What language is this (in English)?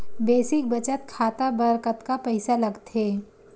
Chhattisgarhi